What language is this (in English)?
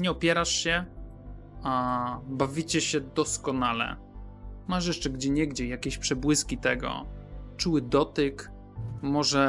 Polish